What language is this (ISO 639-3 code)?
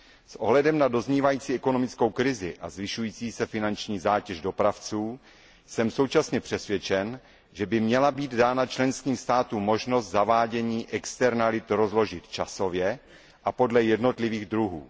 ces